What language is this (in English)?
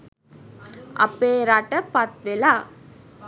Sinhala